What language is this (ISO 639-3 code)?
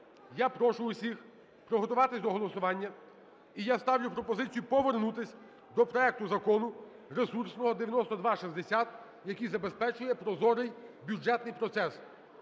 ukr